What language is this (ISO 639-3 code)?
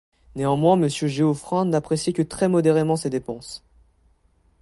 fra